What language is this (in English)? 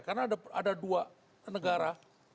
Indonesian